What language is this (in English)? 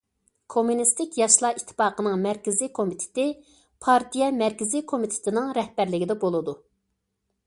Uyghur